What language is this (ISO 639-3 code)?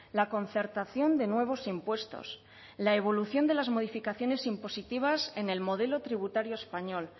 spa